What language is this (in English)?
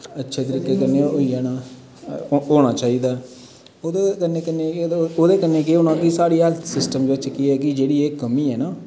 Dogri